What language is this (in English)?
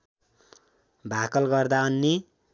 Nepali